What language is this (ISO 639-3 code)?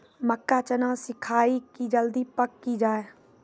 mai